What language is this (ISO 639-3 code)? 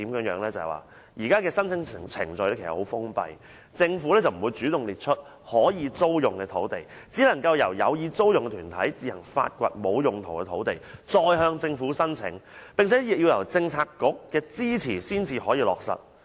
yue